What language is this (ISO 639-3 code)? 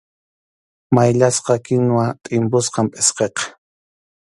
qxu